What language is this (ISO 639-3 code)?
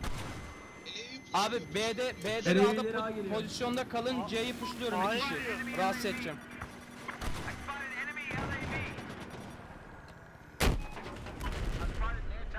tur